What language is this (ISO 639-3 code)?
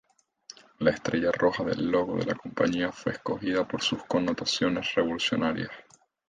spa